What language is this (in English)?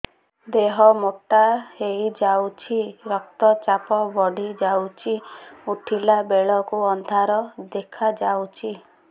Odia